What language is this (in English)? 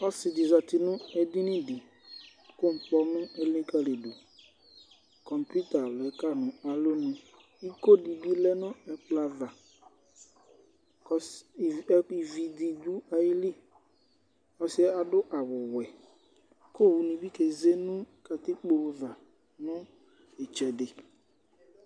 Ikposo